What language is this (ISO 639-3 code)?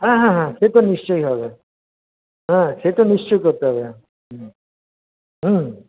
ben